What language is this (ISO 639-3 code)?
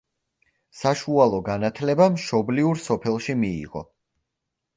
kat